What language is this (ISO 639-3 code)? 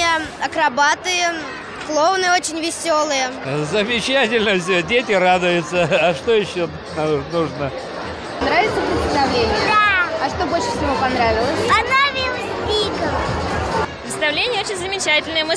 rus